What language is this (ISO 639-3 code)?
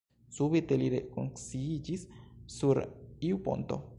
epo